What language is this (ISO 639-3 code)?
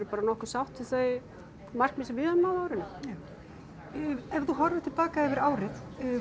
isl